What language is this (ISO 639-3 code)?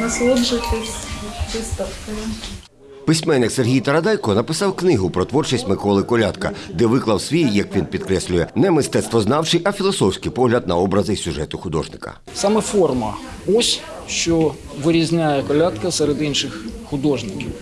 ukr